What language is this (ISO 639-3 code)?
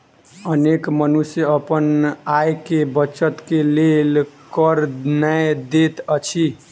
mai